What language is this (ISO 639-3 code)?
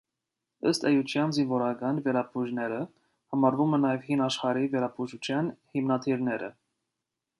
hye